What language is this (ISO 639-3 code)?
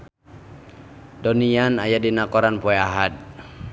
sun